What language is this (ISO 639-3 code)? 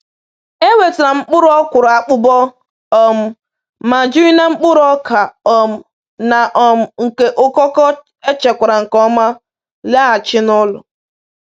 ibo